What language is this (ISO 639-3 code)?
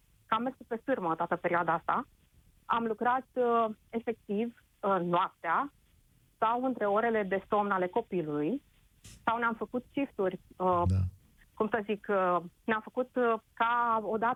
ron